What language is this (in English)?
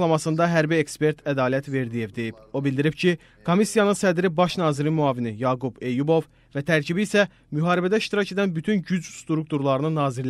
Turkish